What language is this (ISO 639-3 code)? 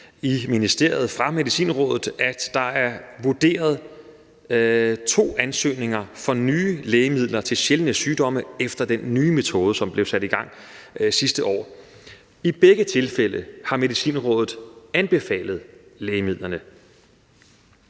dan